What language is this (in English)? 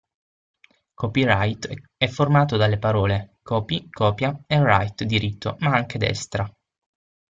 Italian